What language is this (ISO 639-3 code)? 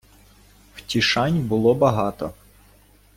ukr